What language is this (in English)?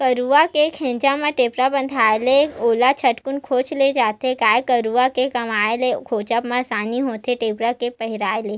Chhattisgarhi